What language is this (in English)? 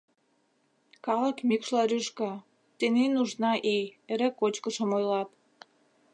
Mari